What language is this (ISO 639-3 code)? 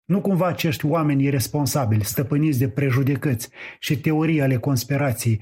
ron